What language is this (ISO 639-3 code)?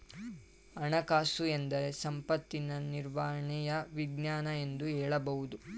kan